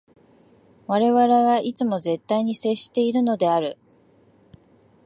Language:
Japanese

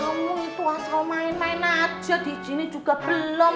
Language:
Indonesian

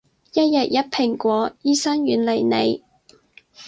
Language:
Cantonese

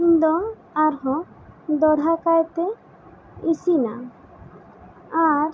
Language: Santali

